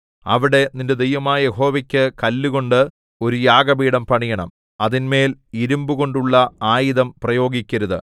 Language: Malayalam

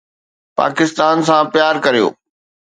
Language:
Sindhi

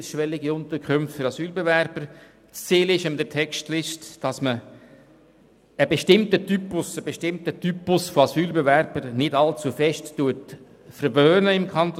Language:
Swiss German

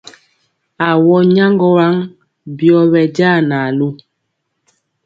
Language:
Mpiemo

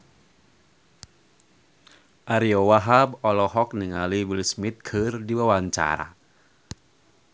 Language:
Sundanese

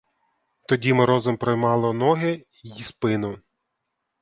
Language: Ukrainian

